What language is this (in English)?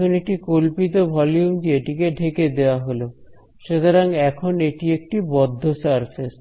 Bangla